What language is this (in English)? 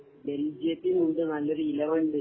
Malayalam